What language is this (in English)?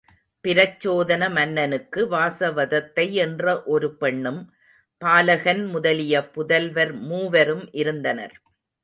Tamil